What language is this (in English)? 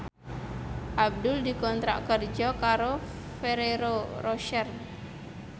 Javanese